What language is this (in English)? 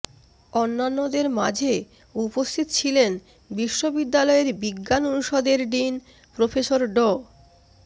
Bangla